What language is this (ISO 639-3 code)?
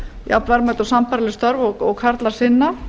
isl